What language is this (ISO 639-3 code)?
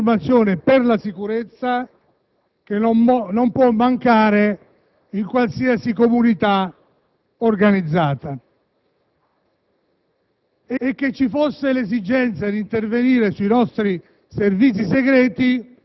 ita